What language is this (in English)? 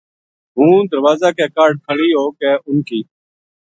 Gujari